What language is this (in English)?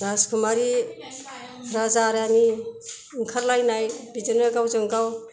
Bodo